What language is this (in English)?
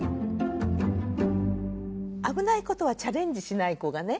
Japanese